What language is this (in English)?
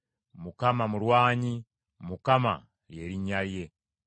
Ganda